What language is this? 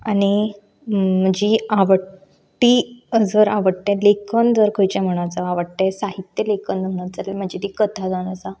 Konkani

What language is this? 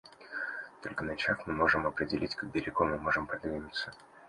Russian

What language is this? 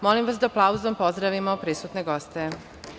Serbian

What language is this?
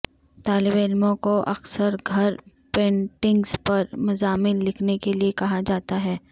Urdu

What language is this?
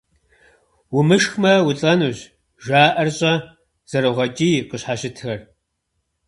Kabardian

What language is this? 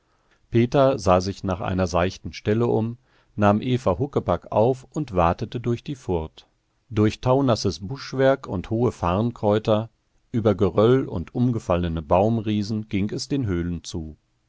German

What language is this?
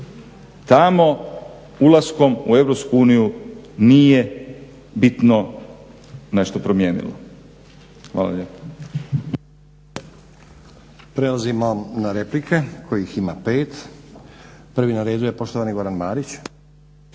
Croatian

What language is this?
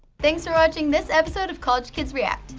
English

